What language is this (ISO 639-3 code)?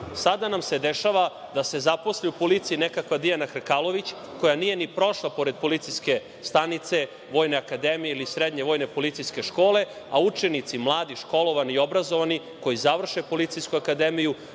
srp